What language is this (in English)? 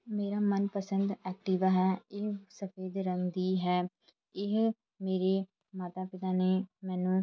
Punjabi